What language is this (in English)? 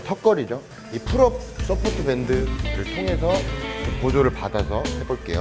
Korean